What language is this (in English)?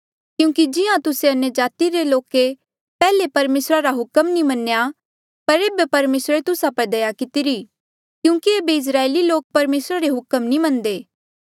Mandeali